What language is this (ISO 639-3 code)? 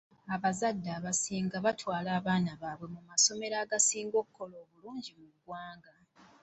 lug